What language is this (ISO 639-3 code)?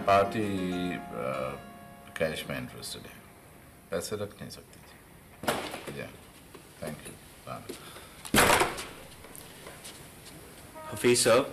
hin